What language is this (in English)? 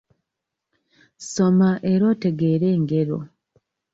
Ganda